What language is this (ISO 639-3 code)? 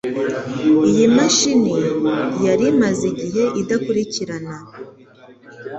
kin